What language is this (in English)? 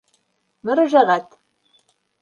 Bashkir